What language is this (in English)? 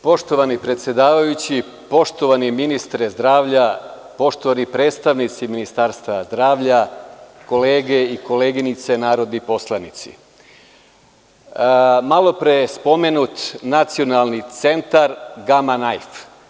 Serbian